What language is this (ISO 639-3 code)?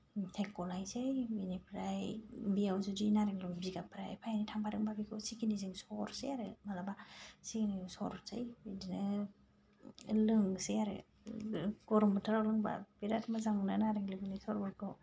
brx